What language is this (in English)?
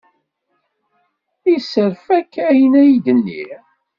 Kabyle